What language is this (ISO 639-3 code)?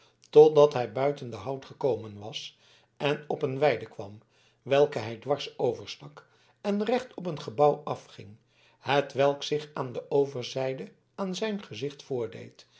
nld